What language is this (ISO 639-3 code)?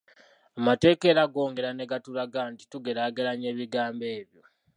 lug